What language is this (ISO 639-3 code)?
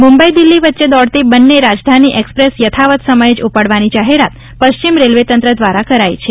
guj